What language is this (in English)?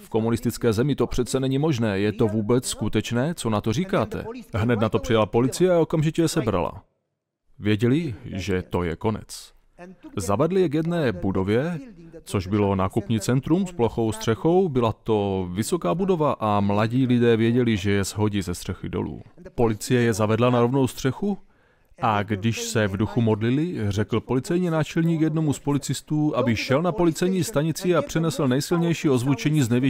Czech